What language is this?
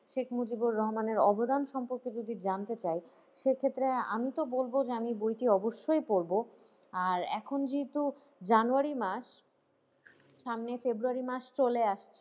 Bangla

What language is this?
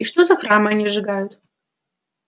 Russian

